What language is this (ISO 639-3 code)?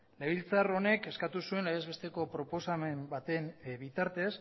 eus